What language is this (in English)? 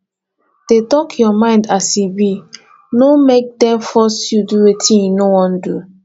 Nigerian Pidgin